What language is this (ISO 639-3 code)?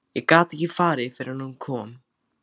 isl